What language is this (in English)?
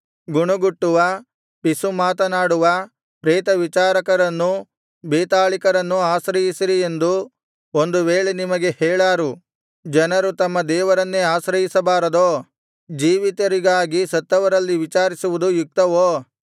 Kannada